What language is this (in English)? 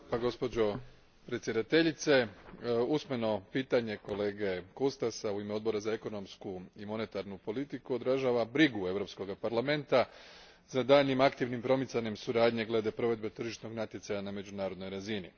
Croatian